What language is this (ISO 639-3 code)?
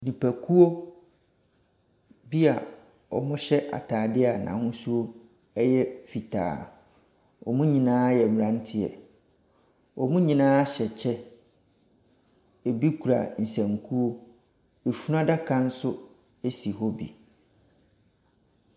aka